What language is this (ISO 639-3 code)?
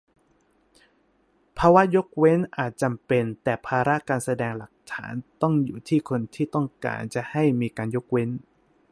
tha